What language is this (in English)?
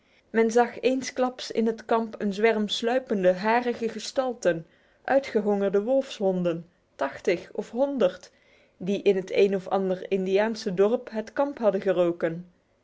Dutch